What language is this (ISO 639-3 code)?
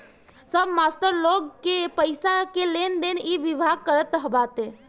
bho